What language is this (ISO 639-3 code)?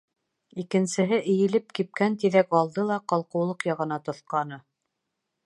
bak